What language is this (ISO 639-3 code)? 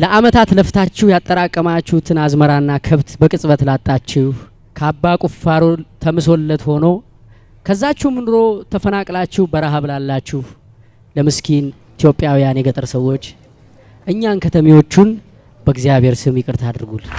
amh